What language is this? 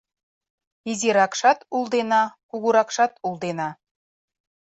Mari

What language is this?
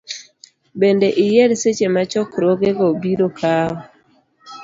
Luo (Kenya and Tanzania)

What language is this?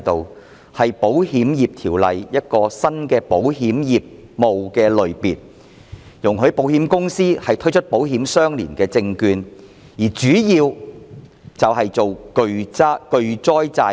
Cantonese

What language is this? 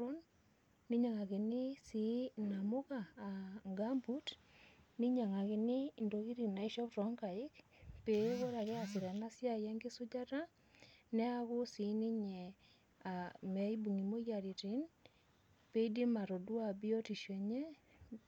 Masai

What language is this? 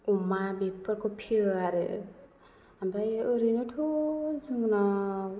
Bodo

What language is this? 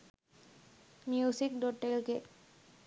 Sinhala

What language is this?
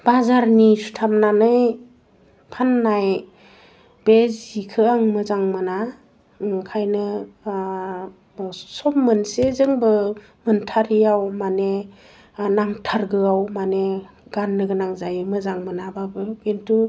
Bodo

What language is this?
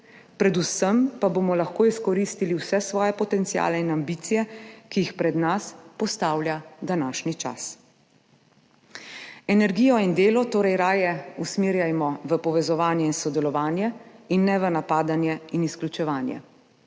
Slovenian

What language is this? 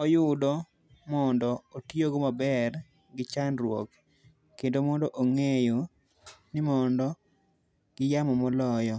Luo (Kenya and Tanzania)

